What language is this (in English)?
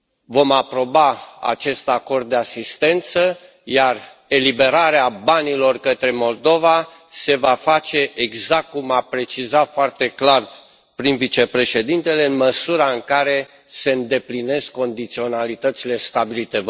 Romanian